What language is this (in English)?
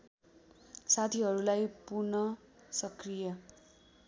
Nepali